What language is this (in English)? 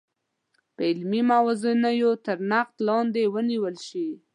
Pashto